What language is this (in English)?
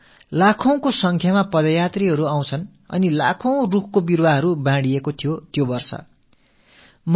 Tamil